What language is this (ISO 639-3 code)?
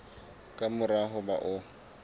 sot